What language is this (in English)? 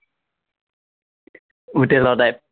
Assamese